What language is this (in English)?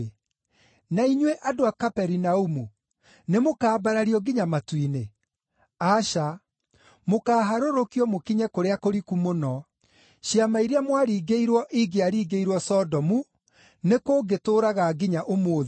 Kikuyu